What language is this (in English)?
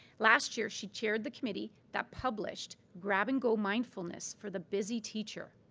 English